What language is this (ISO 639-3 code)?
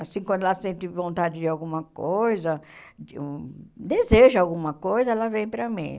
por